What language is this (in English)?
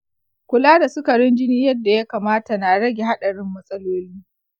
Hausa